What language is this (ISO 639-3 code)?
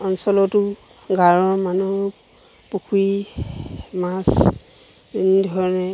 asm